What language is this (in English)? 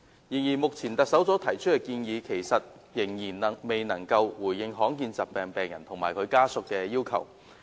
Cantonese